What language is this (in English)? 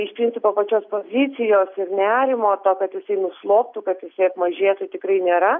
Lithuanian